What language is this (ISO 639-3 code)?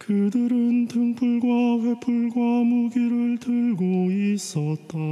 kor